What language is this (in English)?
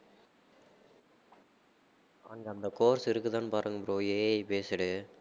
Tamil